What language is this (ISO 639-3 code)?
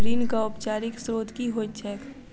mai